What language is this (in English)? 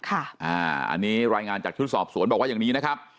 Thai